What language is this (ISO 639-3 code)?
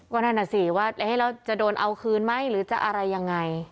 tha